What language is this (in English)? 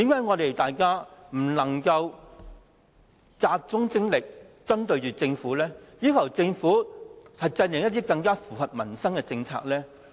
Cantonese